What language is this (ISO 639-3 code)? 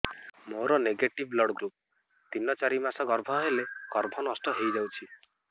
ori